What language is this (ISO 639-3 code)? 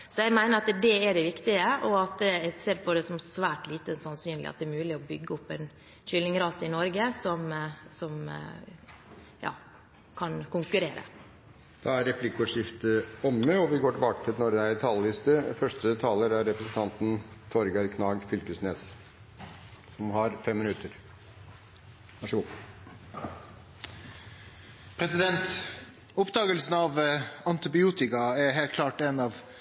nor